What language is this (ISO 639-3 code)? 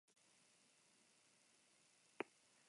eus